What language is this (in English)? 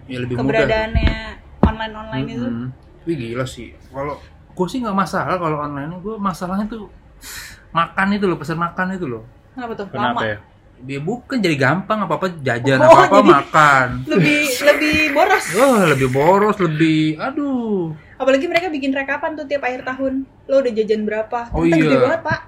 Indonesian